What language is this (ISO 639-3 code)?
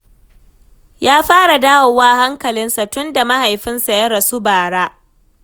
hau